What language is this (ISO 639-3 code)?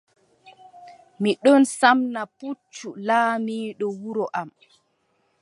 fub